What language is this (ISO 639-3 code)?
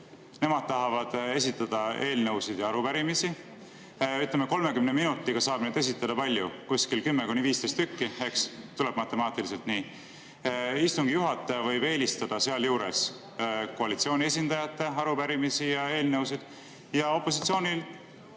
est